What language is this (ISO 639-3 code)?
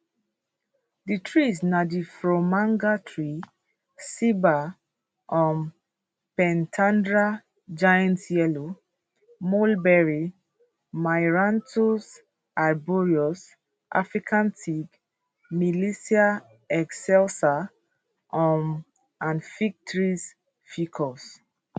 pcm